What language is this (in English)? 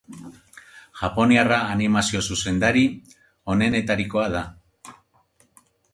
Basque